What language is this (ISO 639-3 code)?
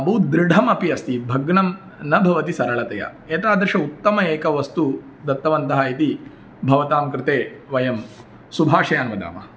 san